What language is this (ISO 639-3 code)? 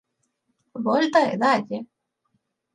glg